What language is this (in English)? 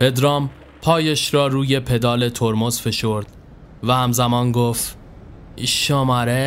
Persian